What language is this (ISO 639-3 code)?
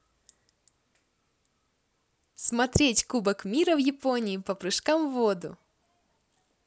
rus